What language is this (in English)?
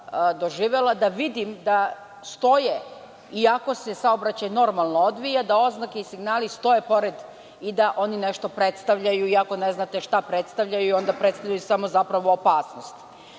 Serbian